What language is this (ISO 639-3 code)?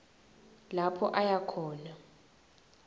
ssw